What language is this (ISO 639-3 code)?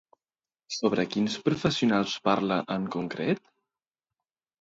cat